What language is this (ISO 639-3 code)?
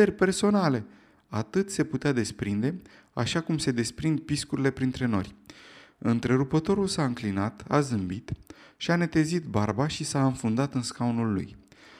ron